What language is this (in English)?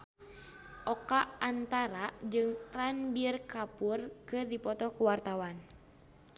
Sundanese